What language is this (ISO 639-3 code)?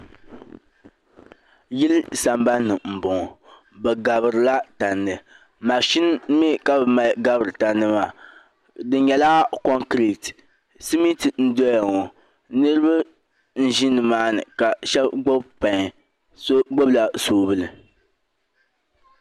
dag